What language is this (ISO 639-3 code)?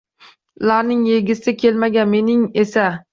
uzb